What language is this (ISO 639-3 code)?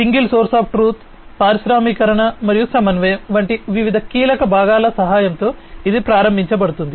tel